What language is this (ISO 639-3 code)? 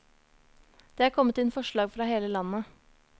nor